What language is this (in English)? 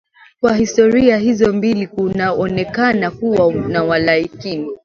Swahili